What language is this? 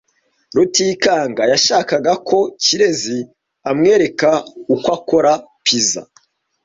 Kinyarwanda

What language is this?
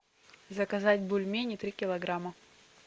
Russian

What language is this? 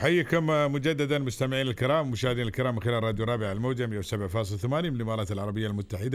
Arabic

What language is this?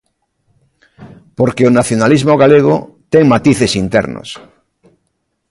Galician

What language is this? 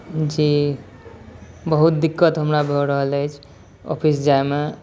Maithili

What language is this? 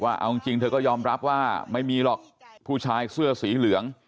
Thai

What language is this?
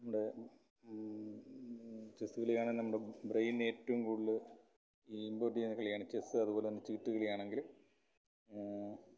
Malayalam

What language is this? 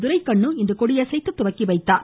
Tamil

